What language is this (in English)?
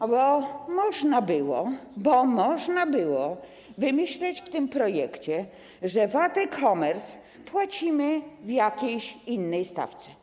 Polish